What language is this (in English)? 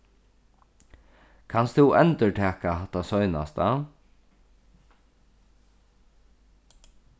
Faroese